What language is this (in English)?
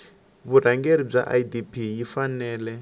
Tsonga